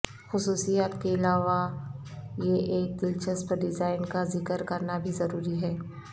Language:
Urdu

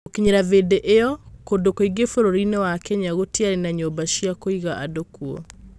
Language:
Kikuyu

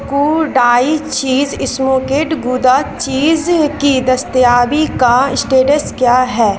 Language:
Urdu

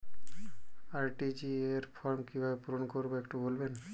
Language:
Bangla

